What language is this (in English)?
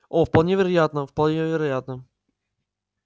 Russian